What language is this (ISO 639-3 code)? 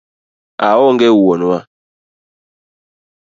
luo